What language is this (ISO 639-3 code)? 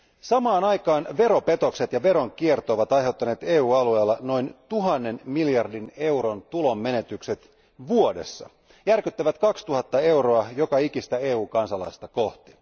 fin